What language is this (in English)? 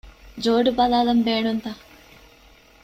Divehi